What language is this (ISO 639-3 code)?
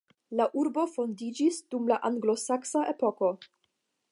epo